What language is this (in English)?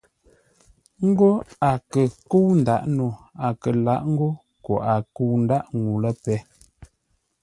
Ngombale